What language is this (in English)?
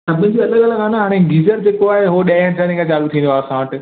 Sindhi